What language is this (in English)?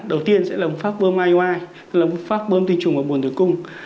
Vietnamese